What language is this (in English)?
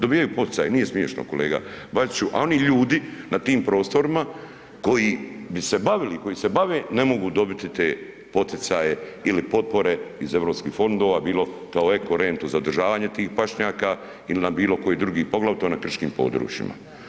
Croatian